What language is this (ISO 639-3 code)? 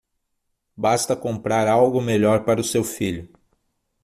por